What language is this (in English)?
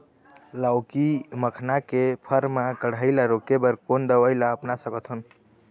Chhattisgarhi